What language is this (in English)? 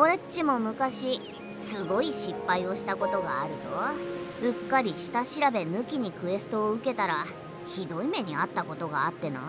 Japanese